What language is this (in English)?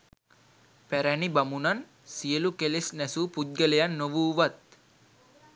Sinhala